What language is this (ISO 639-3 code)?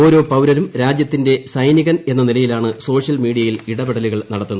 mal